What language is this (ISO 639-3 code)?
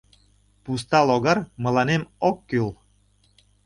chm